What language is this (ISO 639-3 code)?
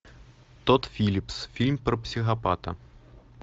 rus